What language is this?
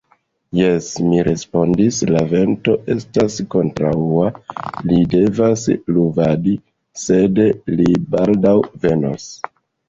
Esperanto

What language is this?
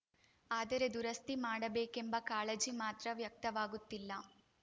Kannada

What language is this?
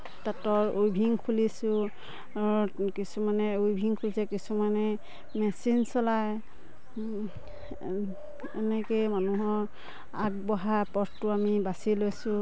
Assamese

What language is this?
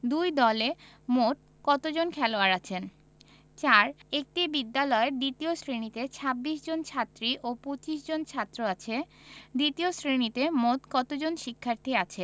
Bangla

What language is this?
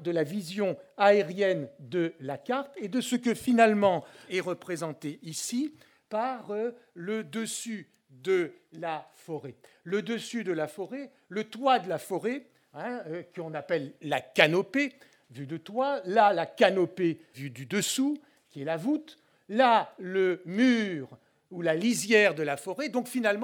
French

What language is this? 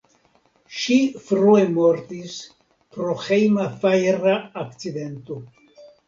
Esperanto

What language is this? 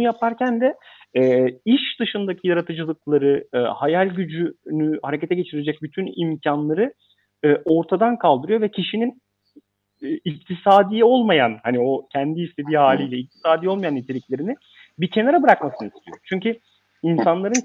Turkish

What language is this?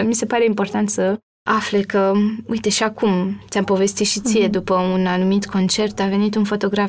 Romanian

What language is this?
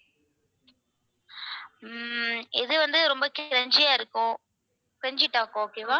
Tamil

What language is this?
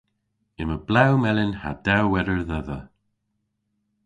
Cornish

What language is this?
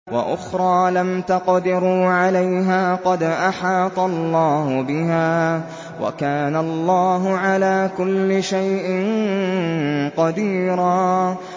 Arabic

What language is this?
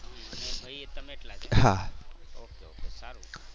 Gujarati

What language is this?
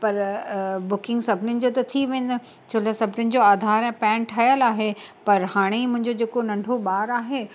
Sindhi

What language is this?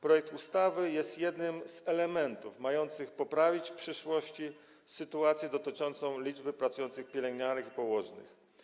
Polish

